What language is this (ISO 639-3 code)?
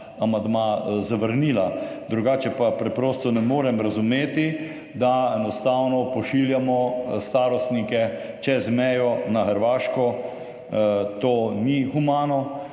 slv